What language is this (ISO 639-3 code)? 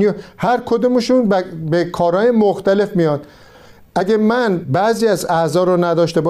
fas